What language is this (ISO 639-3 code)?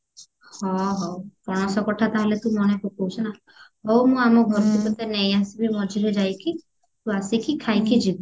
ori